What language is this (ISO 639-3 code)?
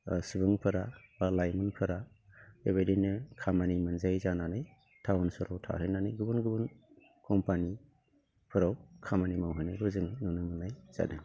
brx